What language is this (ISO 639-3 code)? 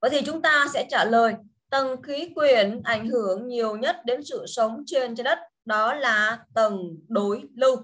vie